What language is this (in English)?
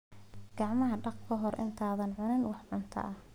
Somali